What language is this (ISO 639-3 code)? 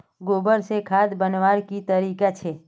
mag